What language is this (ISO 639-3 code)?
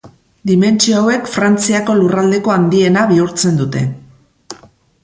eus